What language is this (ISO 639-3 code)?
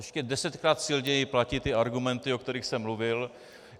ces